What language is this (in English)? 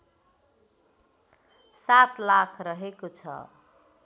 Nepali